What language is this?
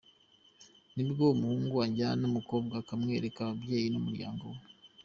Kinyarwanda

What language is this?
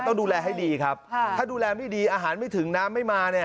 Thai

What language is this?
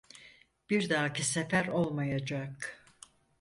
Turkish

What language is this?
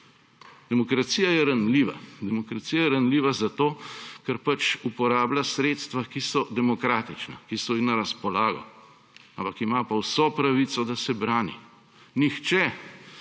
Slovenian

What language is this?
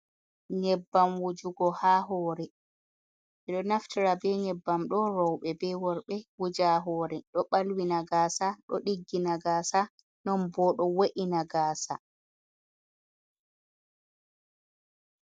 Fula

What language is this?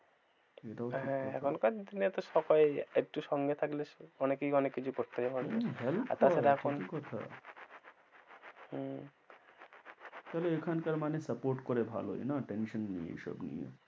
Bangla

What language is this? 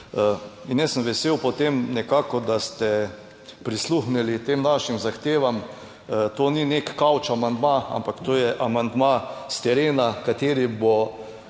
Slovenian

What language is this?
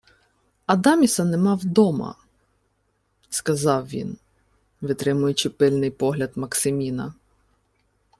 Ukrainian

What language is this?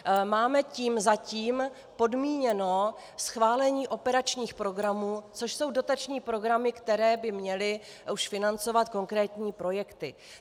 Czech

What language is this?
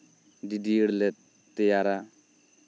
Santali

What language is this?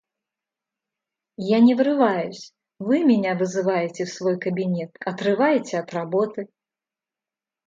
Russian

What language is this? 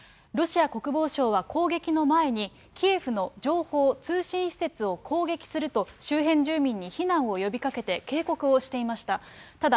Japanese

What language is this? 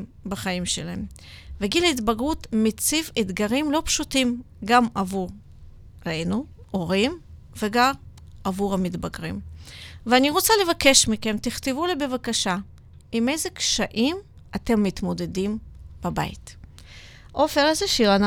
Hebrew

